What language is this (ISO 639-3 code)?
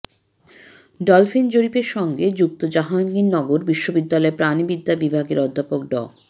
ben